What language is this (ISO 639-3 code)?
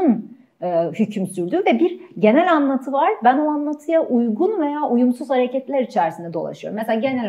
tur